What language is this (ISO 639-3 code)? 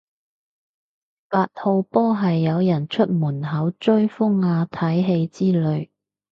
yue